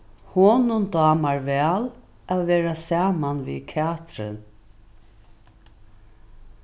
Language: Faroese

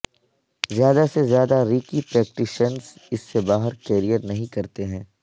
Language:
Urdu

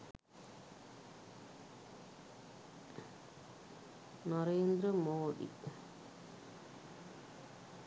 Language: Sinhala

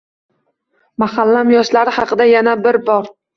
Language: Uzbek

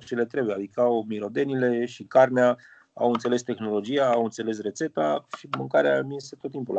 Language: Romanian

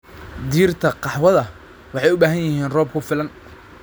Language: Somali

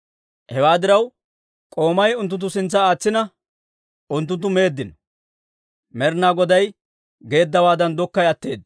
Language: Dawro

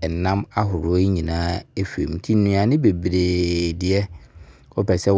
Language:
Abron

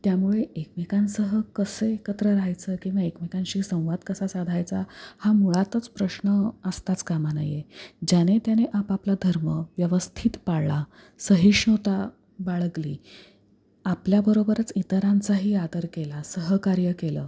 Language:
Marathi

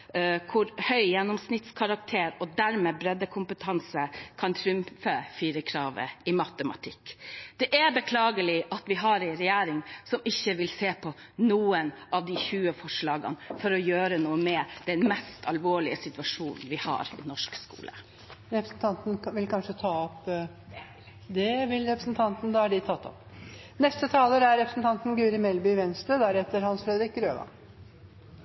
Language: Norwegian Bokmål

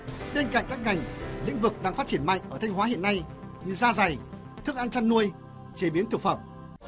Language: Vietnamese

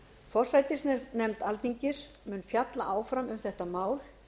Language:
Icelandic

